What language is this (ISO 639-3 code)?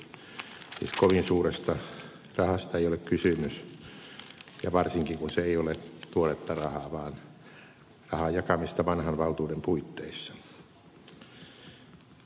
fin